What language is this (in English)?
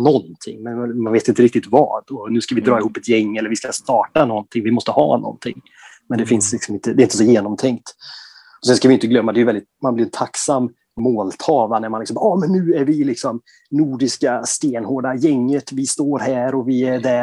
Swedish